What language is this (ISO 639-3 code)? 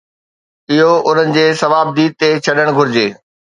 snd